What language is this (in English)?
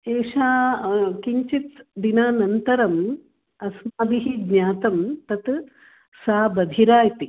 Sanskrit